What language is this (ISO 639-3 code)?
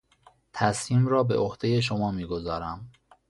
fas